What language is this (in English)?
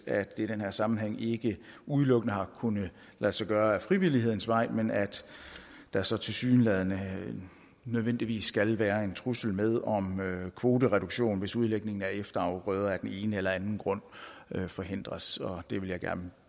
Danish